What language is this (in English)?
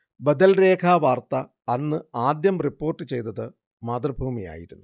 Malayalam